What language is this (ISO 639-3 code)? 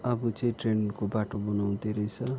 nep